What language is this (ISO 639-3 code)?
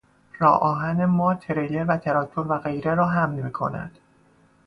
fas